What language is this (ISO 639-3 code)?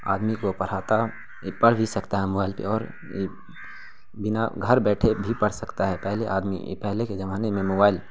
urd